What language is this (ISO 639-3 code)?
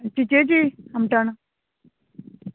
kok